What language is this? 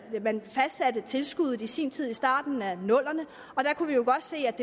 Danish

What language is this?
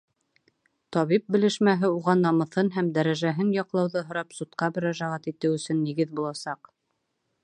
Bashkir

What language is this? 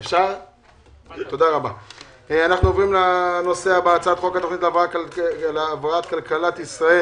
Hebrew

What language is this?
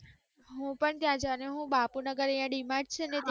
Gujarati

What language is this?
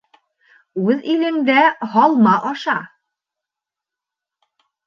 Bashkir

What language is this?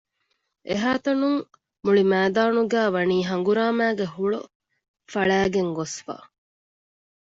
Divehi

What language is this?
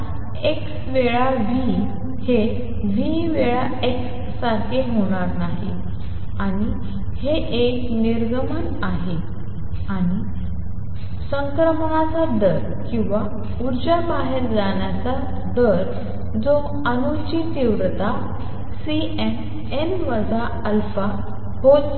Marathi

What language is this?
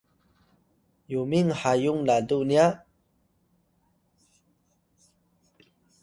Atayal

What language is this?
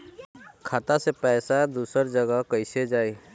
Bhojpuri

